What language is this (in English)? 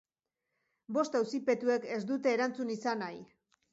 Basque